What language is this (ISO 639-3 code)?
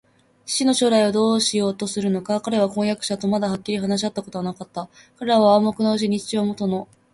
jpn